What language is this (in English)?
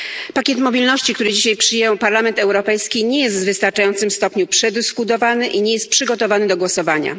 Polish